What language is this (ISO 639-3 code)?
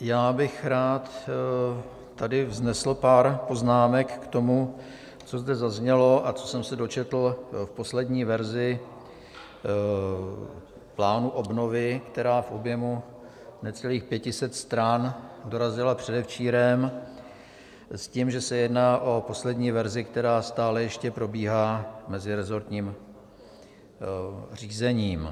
ces